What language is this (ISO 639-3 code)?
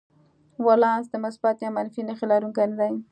pus